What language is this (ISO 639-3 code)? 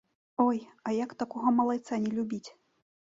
bel